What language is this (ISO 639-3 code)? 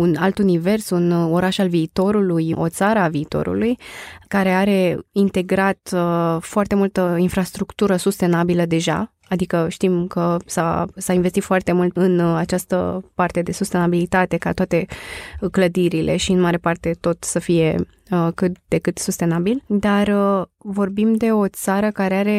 ron